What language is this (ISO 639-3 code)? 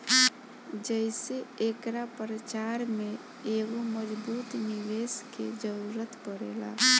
bho